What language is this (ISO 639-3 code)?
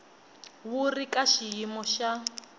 tso